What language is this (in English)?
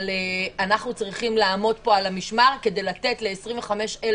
Hebrew